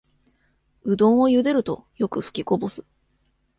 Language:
Japanese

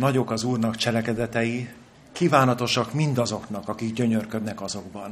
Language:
Hungarian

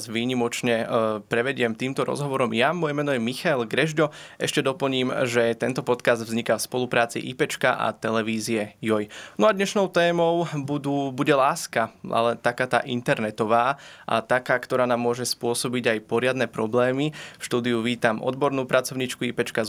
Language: Slovak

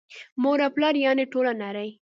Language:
Pashto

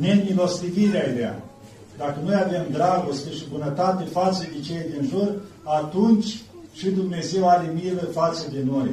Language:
Romanian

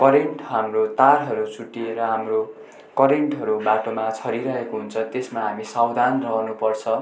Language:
Nepali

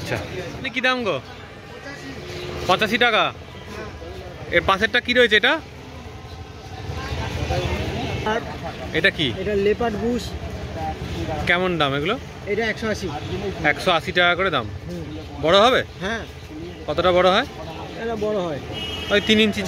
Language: Bangla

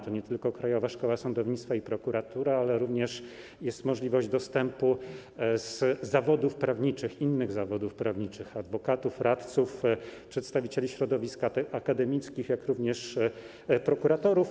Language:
Polish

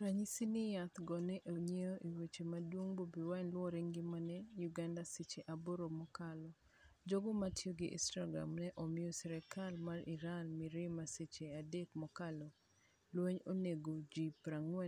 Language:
Luo (Kenya and Tanzania)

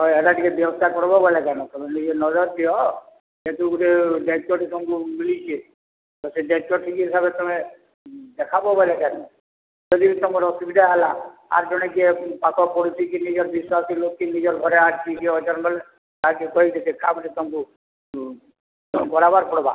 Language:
Odia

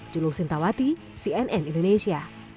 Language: Indonesian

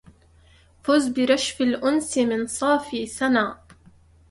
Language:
Arabic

